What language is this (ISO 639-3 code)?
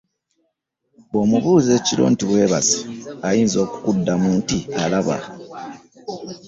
lug